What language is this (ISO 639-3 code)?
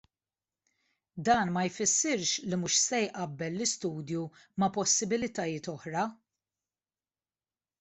mlt